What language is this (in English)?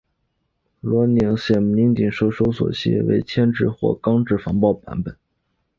Chinese